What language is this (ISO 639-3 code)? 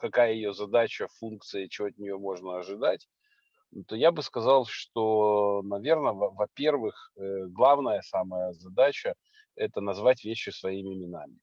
rus